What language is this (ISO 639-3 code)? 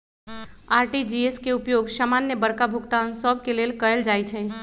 mag